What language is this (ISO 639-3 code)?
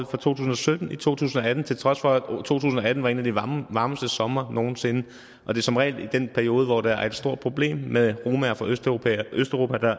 dan